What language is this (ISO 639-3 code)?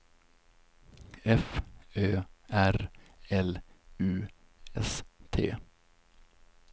swe